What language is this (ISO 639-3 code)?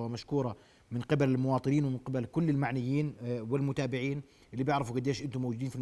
ara